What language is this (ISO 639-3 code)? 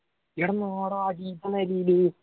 mal